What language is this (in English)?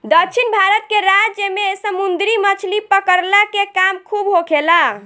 Bhojpuri